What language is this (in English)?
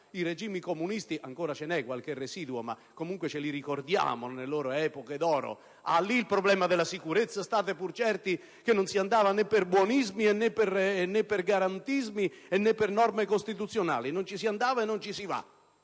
Italian